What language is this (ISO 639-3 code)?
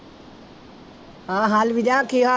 pan